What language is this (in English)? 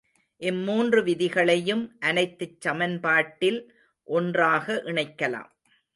Tamil